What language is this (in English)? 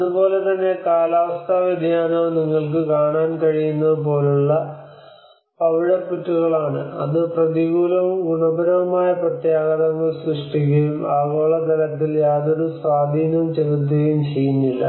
Malayalam